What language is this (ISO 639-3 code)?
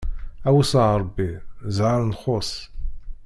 kab